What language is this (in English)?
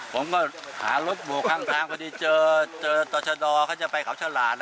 Thai